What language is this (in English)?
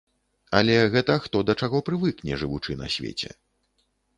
Belarusian